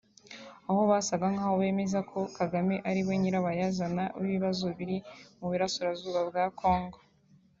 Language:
Kinyarwanda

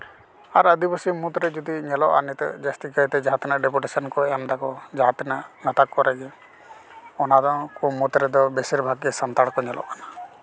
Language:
Santali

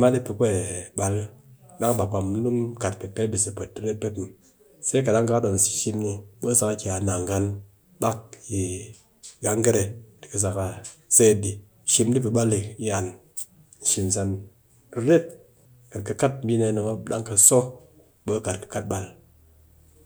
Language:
Cakfem-Mushere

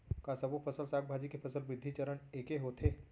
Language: Chhattisgarhi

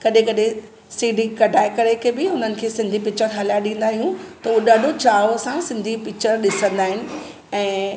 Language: Sindhi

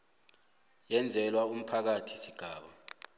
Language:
South Ndebele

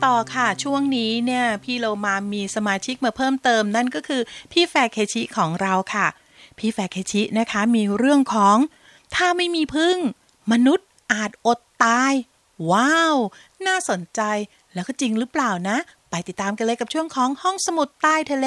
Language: Thai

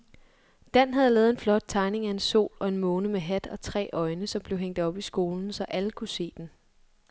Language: Danish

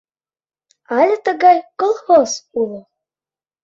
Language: Mari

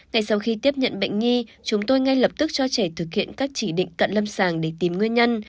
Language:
Vietnamese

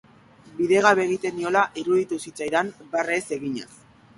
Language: Basque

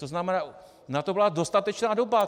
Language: Czech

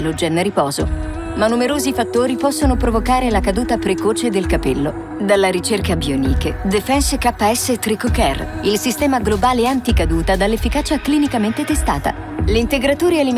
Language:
Italian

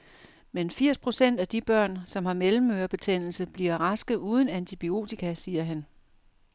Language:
Danish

